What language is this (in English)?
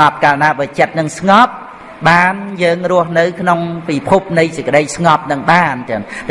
Vietnamese